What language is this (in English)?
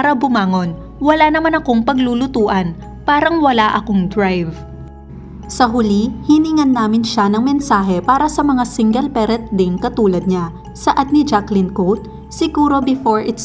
Filipino